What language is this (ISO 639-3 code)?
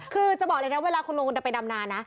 tha